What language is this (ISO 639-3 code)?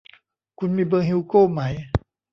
tha